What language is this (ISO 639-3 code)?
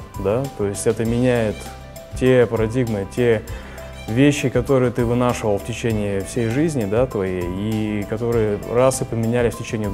rus